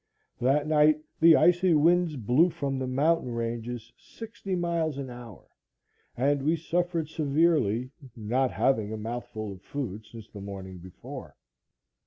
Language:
English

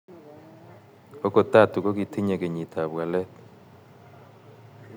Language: Kalenjin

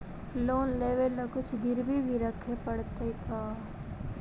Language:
Magahi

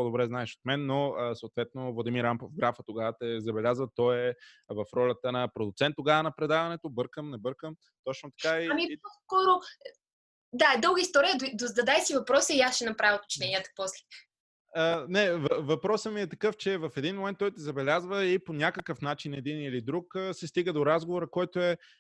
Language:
Bulgarian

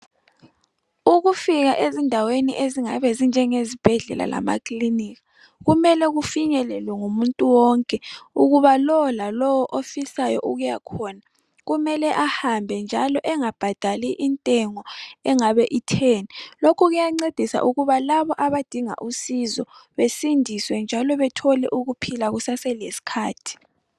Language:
North Ndebele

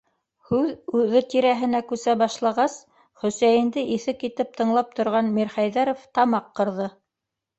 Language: Bashkir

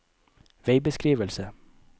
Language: Norwegian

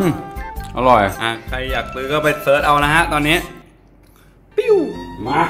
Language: Thai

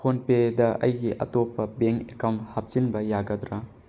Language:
Manipuri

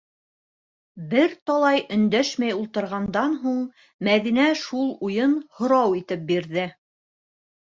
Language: Bashkir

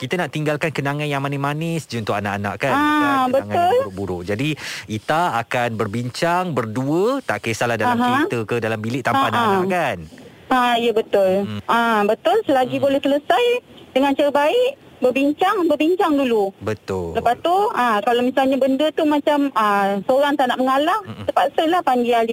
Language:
Malay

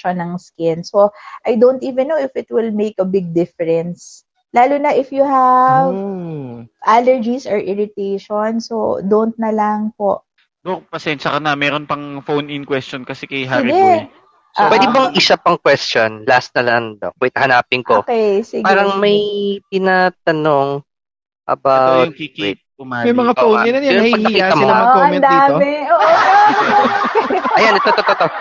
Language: Filipino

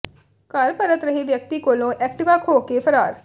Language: Punjabi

